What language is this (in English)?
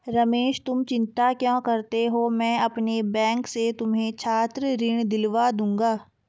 Hindi